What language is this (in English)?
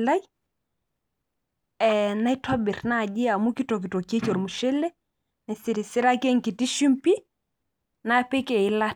Masai